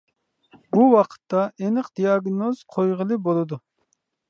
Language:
Uyghur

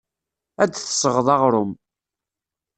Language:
Kabyle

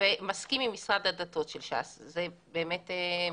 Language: Hebrew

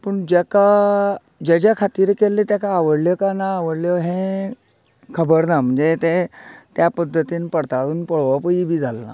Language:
Konkani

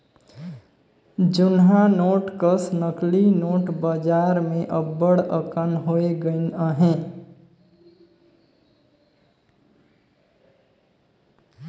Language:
Chhattisgarhi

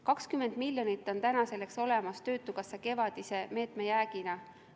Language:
Estonian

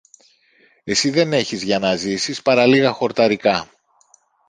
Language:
Greek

